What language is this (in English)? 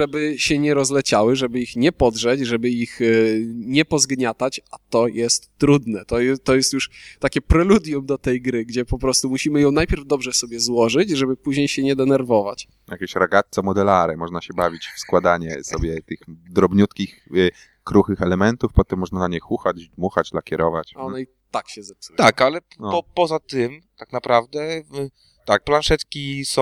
Polish